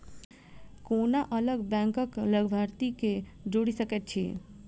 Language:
Maithili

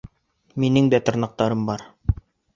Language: Bashkir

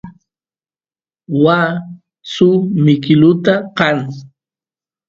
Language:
Santiago del Estero Quichua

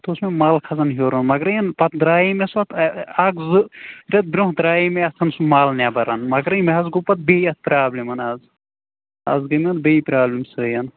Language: Kashmiri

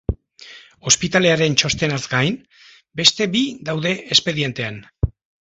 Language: Basque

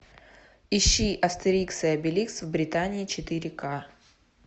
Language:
Russian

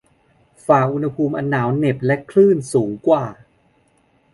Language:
Thai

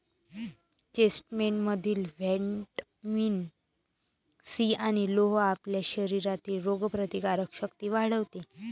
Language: Marathi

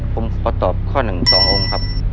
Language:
Thai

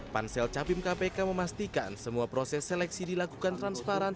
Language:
Indonesian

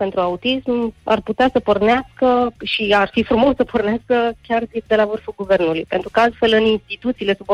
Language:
Romanian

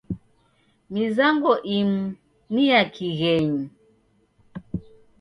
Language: Taita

